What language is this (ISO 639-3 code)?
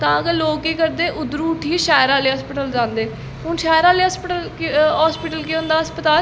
doi